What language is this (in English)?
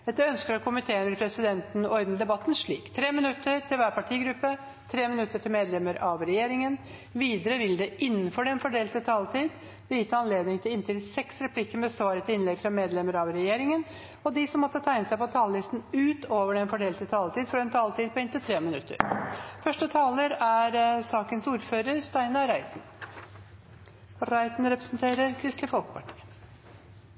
Norwegian